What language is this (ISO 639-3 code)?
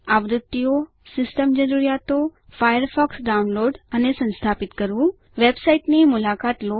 guj